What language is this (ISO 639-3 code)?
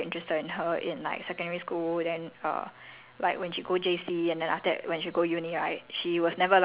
eng